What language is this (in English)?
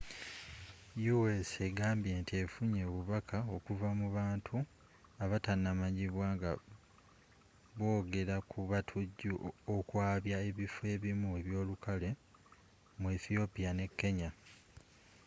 Ganda